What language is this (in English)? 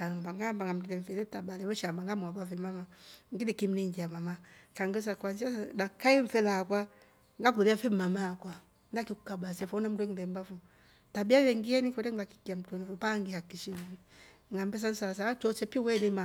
Rombo